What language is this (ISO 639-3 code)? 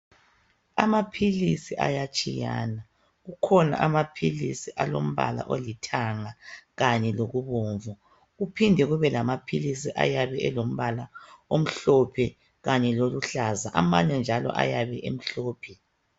nde